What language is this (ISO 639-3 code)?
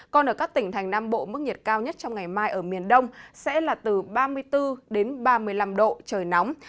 vie